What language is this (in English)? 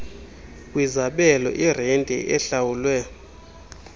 Xhosa